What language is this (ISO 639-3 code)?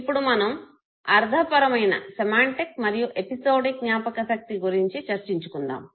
tel